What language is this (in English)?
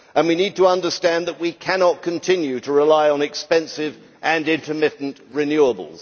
English